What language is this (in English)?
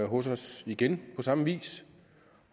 Danish